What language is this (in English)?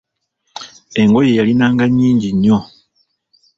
Ganda